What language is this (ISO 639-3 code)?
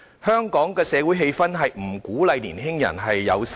yue